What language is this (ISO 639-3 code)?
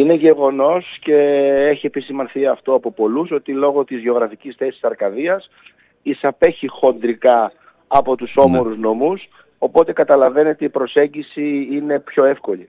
ell